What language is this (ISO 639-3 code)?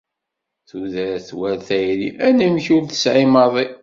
kab